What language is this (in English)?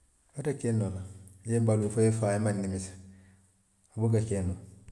Western Maninkakan